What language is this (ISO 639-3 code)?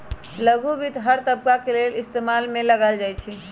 mag